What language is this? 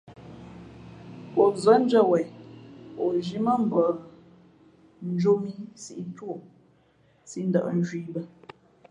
Fe'fe'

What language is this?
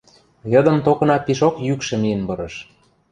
Western Mari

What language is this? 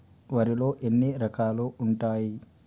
Telugu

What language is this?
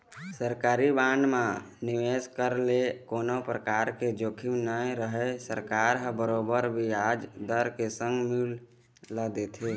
Chhattisgarhi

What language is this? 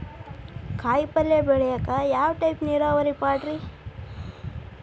Kannada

